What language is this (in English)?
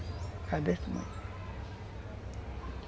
Portuguese